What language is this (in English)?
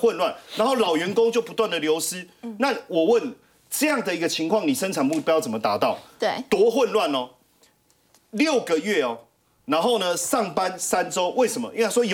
Chinese